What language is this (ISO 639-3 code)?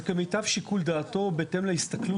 heb